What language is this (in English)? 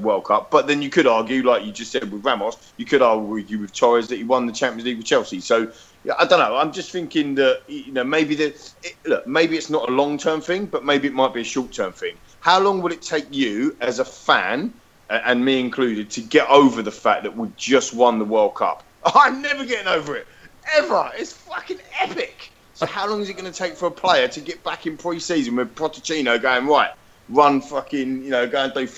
English